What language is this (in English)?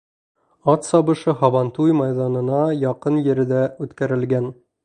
Bashkir